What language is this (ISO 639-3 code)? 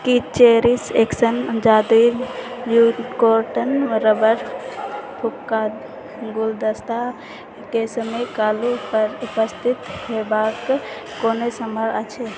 mai